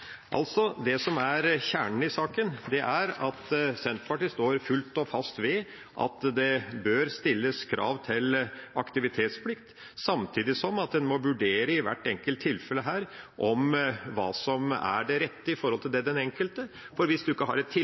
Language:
Norwegian Bokmål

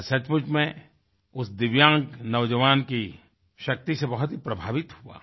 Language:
Hindi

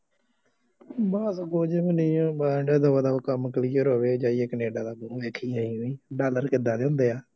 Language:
Punjabi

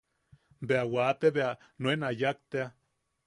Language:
Yaqui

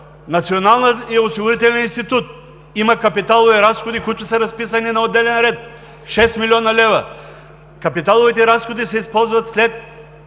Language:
Bulgarian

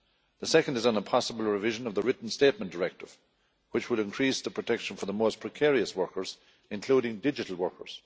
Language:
English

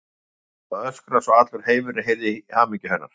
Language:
Icelandic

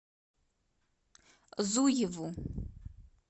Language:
Russian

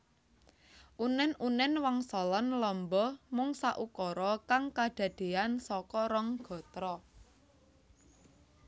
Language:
Javanese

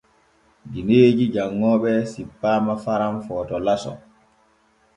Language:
Borgu Fulfulde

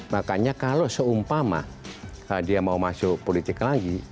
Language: Indonesian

